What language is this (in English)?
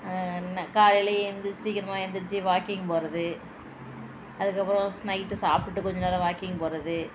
Tamil